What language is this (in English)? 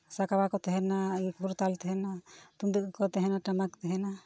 Santali